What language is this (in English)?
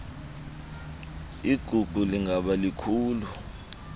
Xhosa